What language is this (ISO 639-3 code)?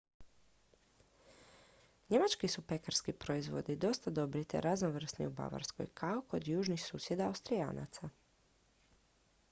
hrv